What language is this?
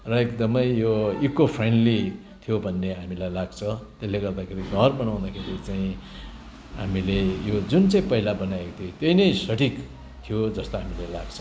Nepali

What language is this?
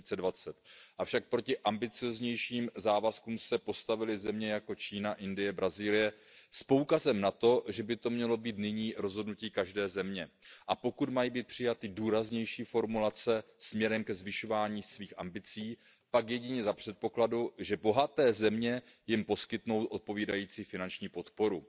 Czech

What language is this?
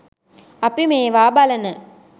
Sinhala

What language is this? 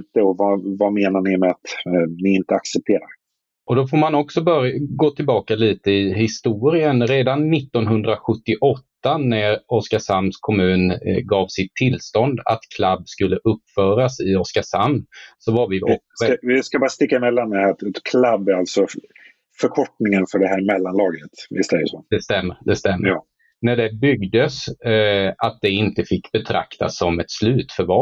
Swedish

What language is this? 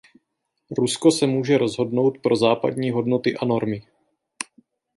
Czech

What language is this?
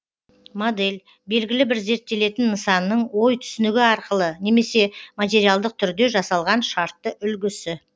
Kazakh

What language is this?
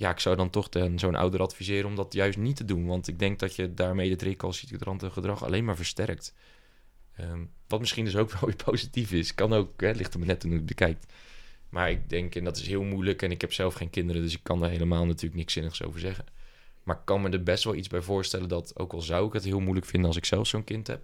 Dutch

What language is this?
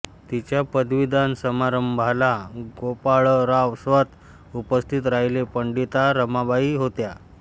Marathi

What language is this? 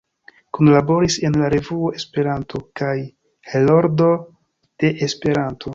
Esperanto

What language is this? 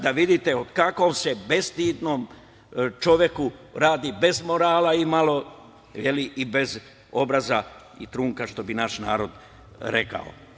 Serbian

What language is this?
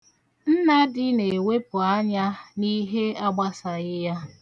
Igbo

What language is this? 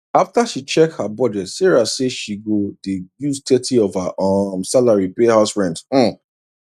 Nigerian Pidgin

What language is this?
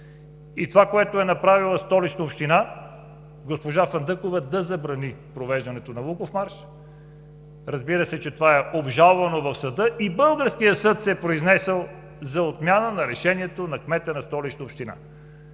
Bulgarian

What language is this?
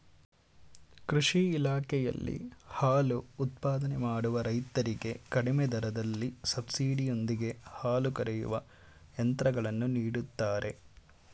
Kannada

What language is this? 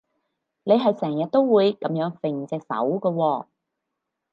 Cantonese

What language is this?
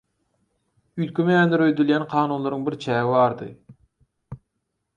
Turkmen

